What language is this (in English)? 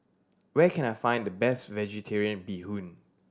English